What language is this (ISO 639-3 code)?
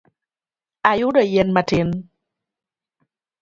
luo